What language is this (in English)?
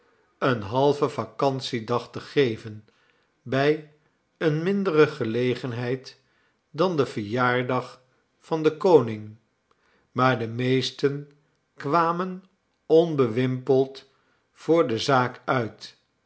Dutch